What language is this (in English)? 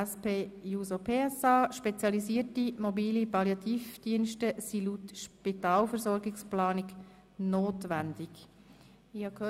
Swiss German